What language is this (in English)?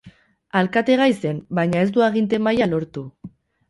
Basque